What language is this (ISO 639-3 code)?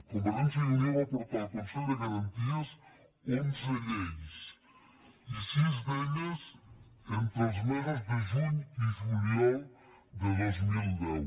cat